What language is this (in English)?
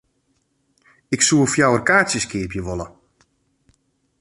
Western Frisian